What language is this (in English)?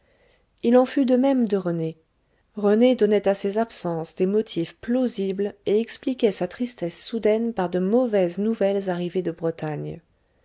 French